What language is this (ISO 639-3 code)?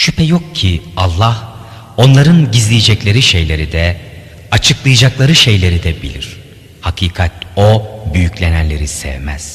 tur